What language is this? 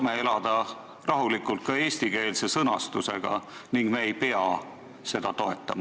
Estonian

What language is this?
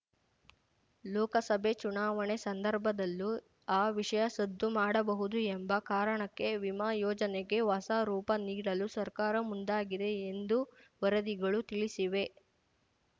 Kannada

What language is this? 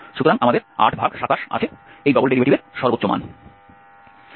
Bangla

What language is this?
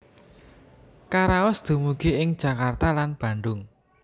Javanese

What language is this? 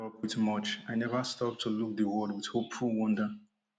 Nigerian Pidgin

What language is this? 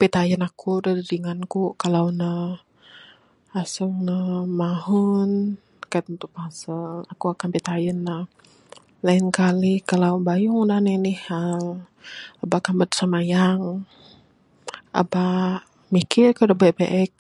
Bukar-Sadung Bidayuh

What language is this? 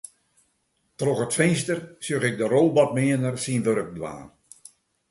Western Frisian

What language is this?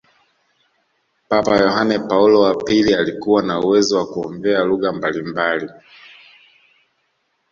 Swahili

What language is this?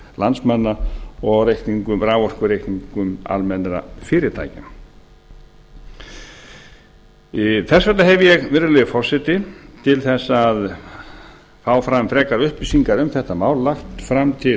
Icelandic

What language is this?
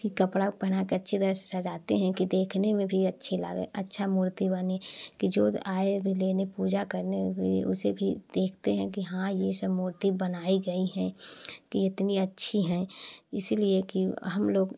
Hindi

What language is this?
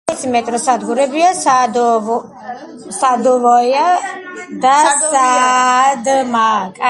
Georgian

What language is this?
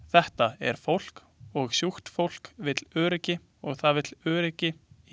Icelandic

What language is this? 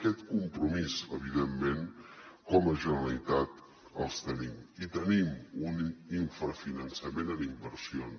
Catalan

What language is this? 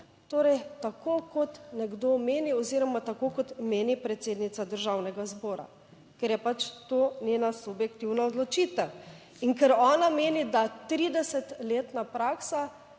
Slovenian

